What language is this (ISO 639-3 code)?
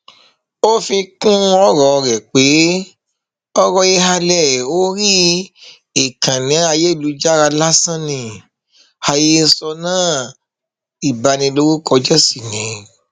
yor